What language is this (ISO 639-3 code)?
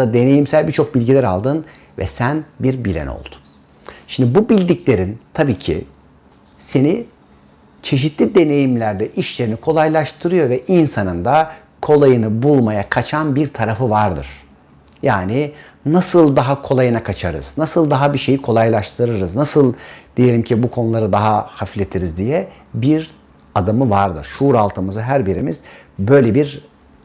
tur